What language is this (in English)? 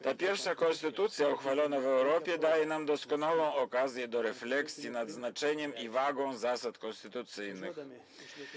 Polish